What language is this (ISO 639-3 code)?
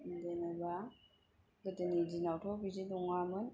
brx